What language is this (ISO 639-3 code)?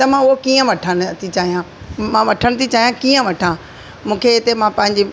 snd